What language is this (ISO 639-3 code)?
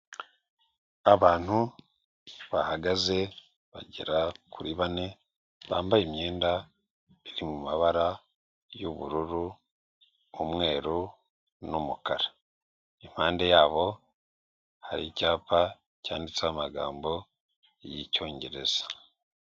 kin